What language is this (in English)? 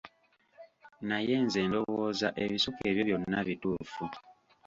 Ganda